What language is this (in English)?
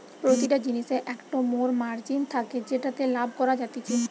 Bangla